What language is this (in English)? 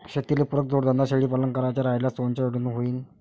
Marathi